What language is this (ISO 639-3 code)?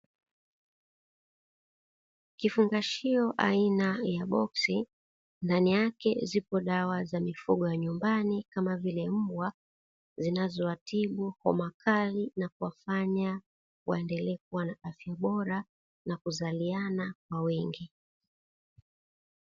swa